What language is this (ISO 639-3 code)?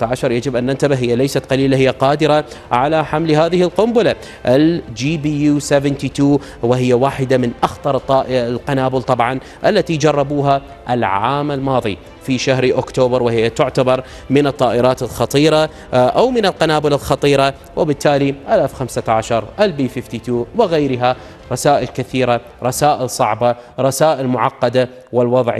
ara